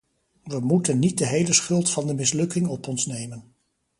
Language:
Dutch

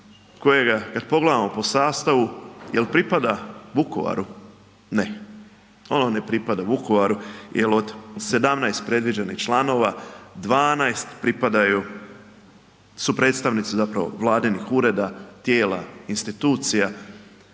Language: Croatian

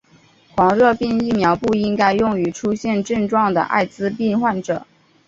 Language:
Chinese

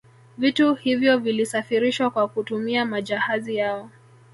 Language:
Swahili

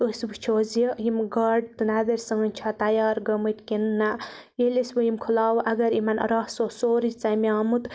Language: Kashmiri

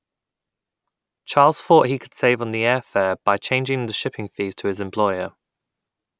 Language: English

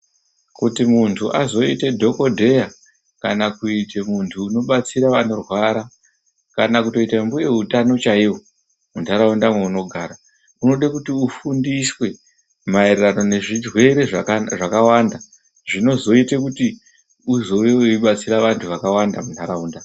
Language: Ndau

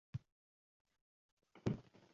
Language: Uzbek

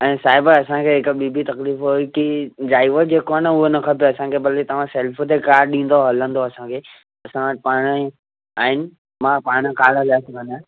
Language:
Sindhi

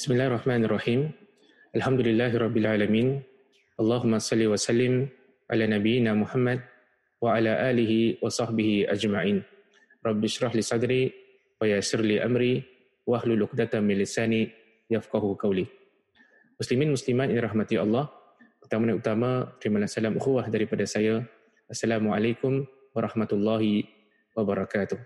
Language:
Malay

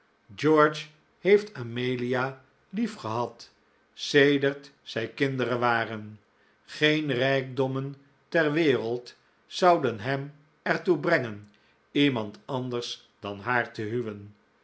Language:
Dutch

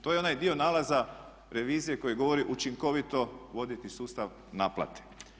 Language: Croatian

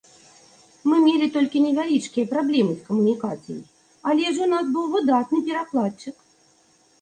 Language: Belarusian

